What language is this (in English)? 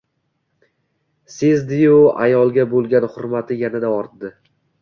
Uzbek